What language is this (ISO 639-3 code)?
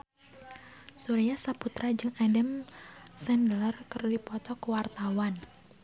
sun